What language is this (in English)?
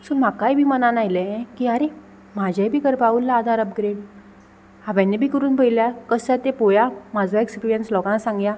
Konkani